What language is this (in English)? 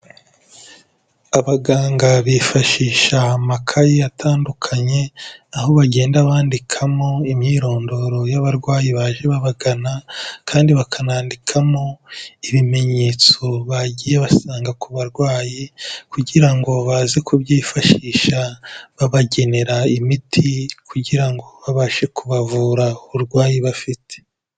Kinyarwanda